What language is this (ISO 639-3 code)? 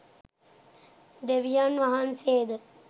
sin